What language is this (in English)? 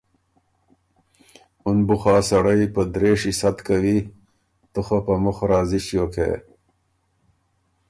Ormuri